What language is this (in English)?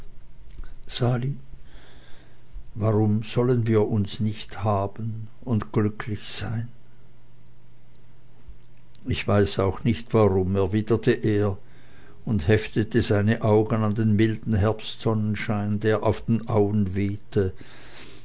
German